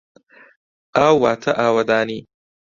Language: Central Kurdish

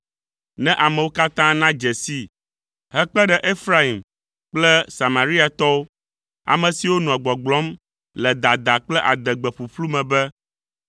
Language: Ewe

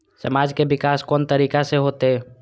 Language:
Maithili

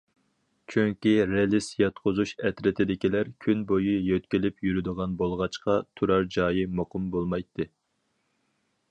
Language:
Uyghur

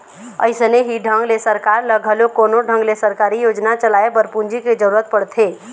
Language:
Chhattisgarhi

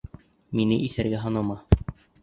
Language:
Bashkir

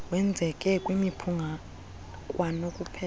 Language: Xhosa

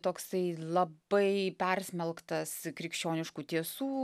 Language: Lithuanian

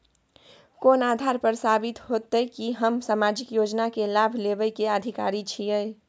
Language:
Maithili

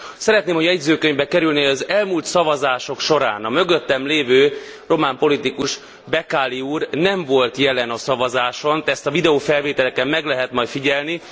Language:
Hungarian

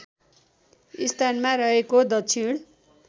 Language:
Nepali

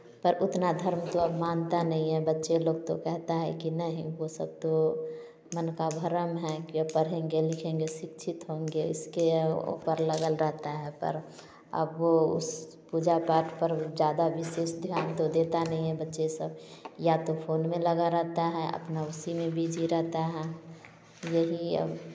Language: Hindi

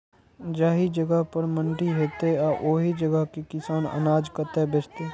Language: Maithili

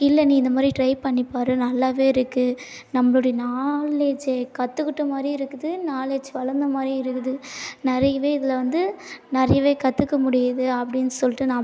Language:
Tamil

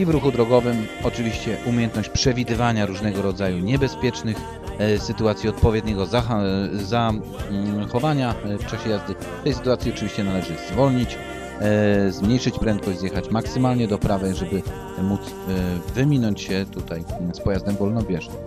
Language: Polish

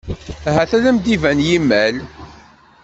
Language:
Kabyle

